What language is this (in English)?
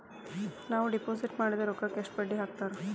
Kannada